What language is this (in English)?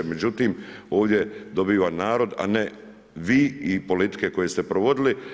Croatian